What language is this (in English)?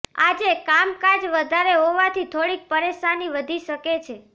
Gujarati